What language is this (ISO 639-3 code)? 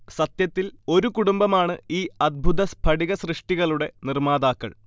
mal